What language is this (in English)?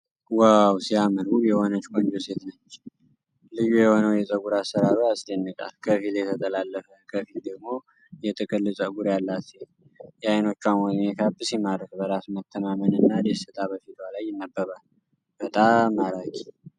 Amharic